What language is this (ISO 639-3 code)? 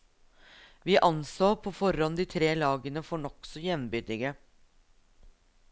nor